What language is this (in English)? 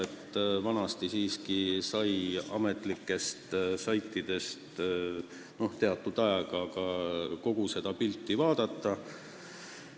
Estonian